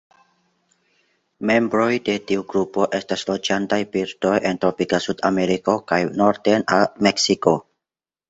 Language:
Esperanto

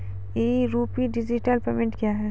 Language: Maithili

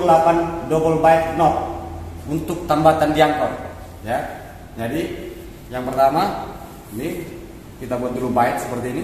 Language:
Indonesian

